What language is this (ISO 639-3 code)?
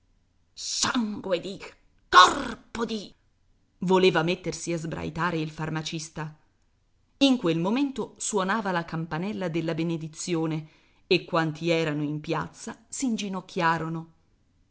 ita